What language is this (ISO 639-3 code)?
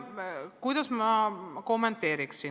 est